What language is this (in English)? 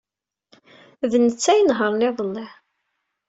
Kabyle